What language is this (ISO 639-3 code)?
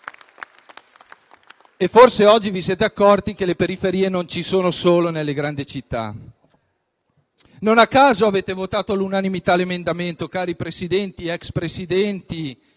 ita